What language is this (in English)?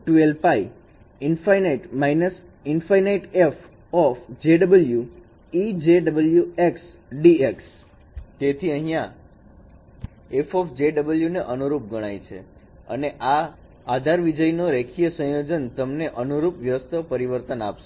Gujarati